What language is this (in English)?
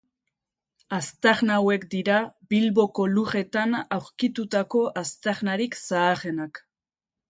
Basque